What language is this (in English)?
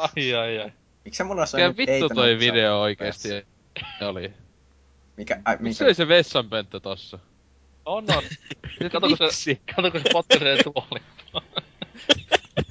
Finnish